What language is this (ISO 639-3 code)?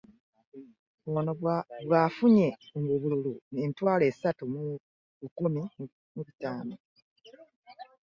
lug